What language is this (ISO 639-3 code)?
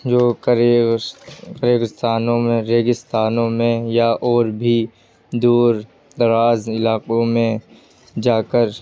urd